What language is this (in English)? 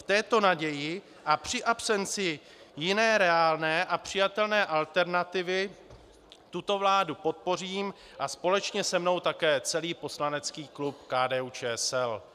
Czech